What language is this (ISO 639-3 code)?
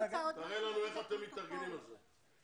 heb